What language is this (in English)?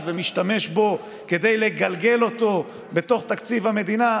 Hebrew